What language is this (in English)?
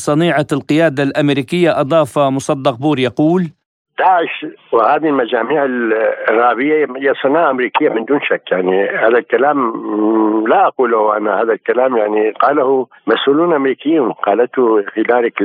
Arabic